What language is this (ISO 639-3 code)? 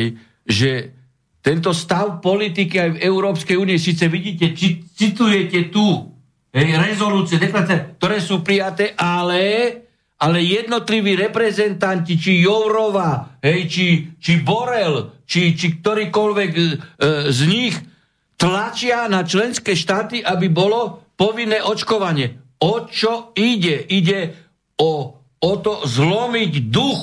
slk